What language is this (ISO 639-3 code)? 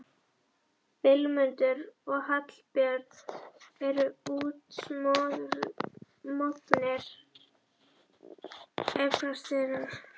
isl